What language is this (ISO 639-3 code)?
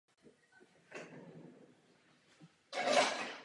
ces